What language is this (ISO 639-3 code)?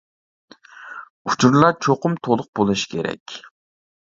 uig